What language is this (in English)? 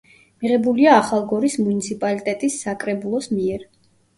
Georgian